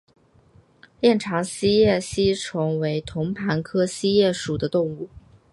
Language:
Chinese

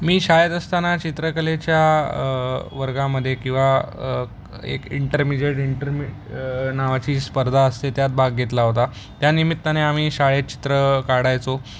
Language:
Marathi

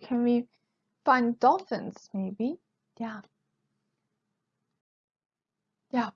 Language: English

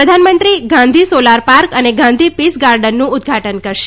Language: Gujarati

